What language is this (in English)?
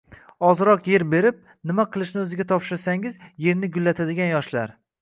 Uzbek